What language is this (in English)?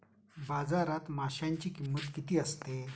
Marathi